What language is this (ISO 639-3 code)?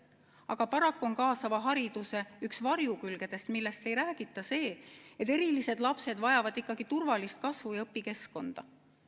est